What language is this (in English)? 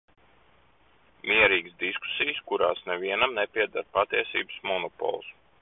Latvian